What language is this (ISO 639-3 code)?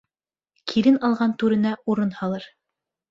bak